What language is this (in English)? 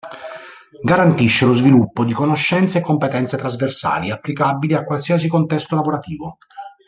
Italian